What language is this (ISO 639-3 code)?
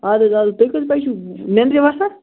kas